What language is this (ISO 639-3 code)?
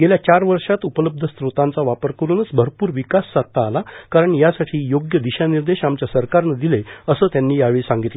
mar